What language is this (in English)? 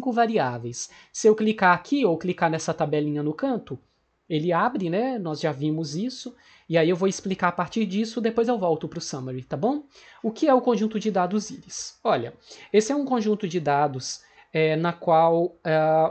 Portuguese